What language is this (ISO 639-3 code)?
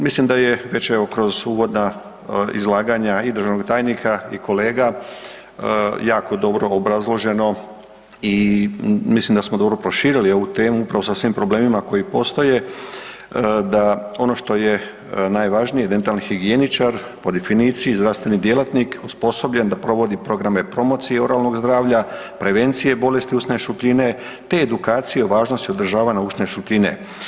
hrv